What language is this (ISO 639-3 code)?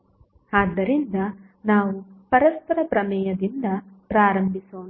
kan